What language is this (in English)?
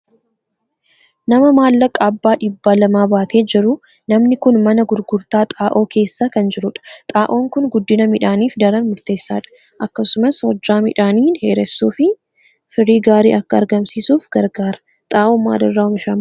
Oromo